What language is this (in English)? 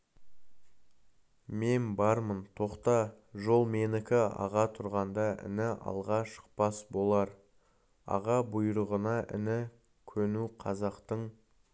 Kazakh